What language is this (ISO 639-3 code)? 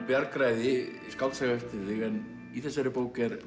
isl